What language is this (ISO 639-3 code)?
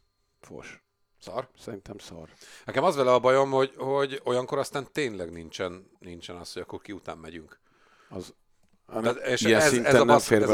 hun